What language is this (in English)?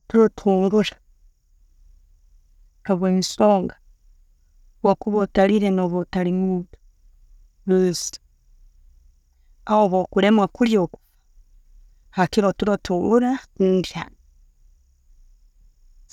Tooro